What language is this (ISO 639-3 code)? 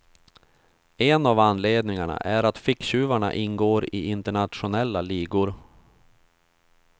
swe